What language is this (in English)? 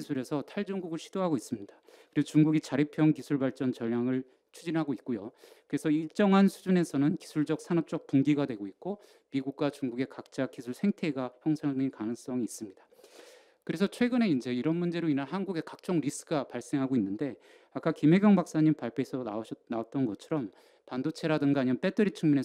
Korean